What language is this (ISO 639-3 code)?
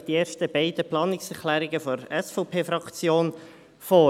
gsw